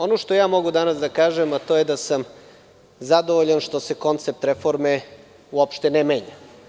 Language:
Serbian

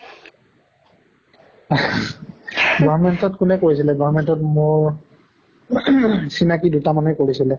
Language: Assamese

